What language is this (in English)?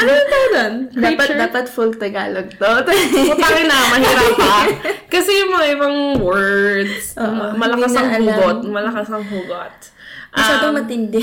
Filipino